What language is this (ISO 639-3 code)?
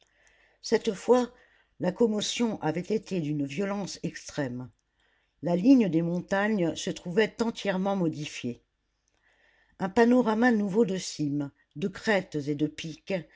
fra